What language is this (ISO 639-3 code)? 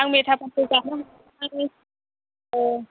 brx